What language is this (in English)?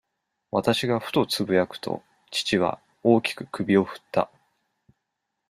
Japanese